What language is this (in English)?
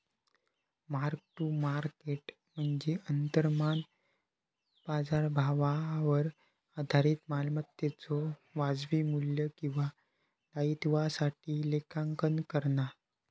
Marathi